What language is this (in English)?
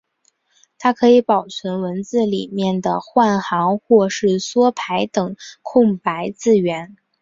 Chinese